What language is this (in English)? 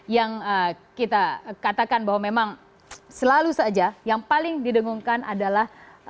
Indonesian